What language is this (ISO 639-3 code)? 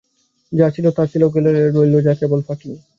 ben